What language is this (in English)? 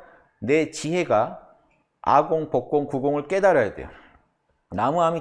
Korean